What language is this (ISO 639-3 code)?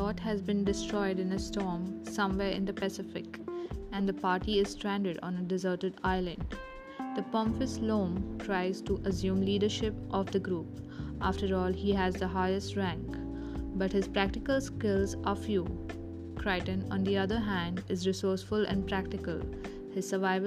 eng